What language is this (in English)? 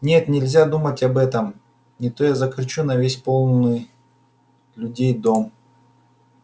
Russian